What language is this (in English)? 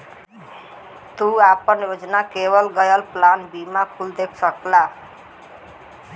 Bhojpuri